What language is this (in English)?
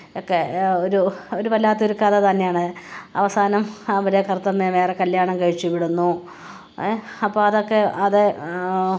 Malayalam